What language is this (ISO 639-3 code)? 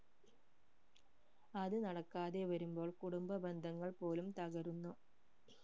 mal